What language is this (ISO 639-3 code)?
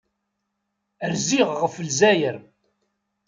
kab